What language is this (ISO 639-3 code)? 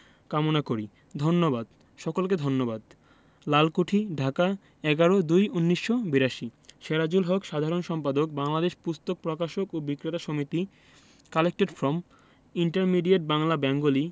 ben